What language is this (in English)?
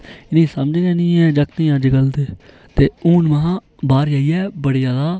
Dogri